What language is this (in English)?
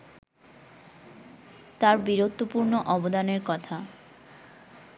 Bangla